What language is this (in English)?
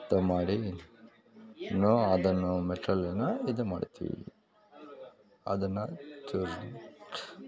Kannada